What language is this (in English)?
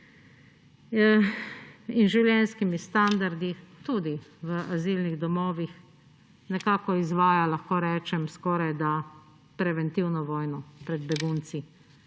Slovenian